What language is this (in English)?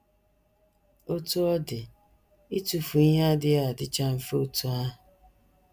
Igbo